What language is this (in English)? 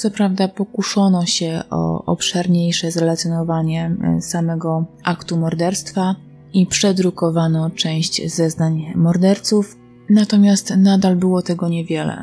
Polish